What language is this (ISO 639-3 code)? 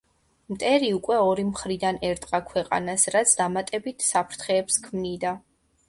kat